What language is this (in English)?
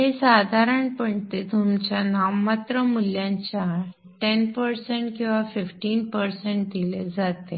Marathi